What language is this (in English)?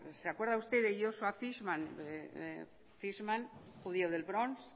Spanish